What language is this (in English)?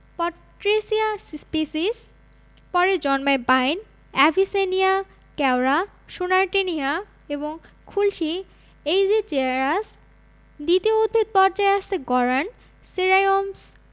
Bangla